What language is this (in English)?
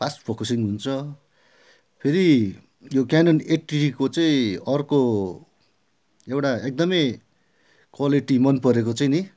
Nepali